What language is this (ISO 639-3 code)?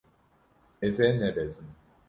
kur